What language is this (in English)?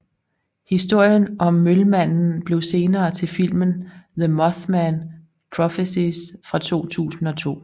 Danish